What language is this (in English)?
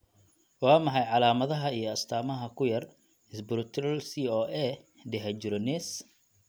Somali